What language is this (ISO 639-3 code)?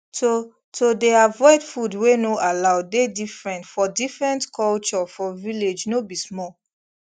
pcm